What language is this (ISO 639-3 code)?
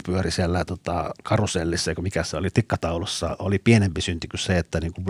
fin